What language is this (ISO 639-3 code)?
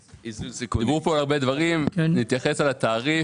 heb